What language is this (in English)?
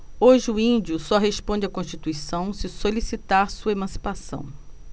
Portuguese